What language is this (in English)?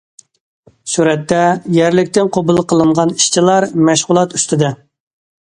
Uyghur